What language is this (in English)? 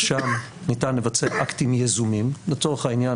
Hebrew